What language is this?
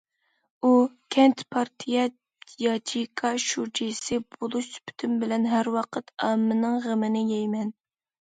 Uyghur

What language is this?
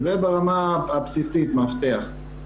Hebrew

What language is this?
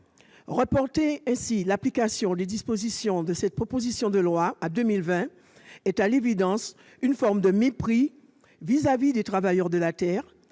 French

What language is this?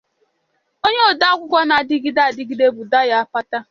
Igbo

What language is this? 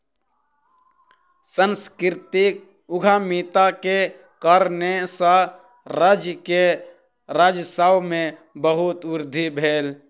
Maithili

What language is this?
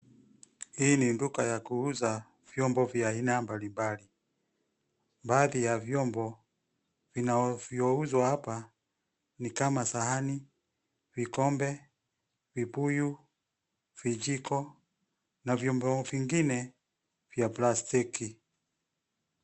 Swahili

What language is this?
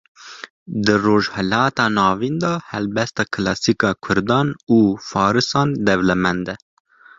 Kurdish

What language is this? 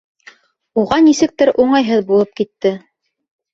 Bashkir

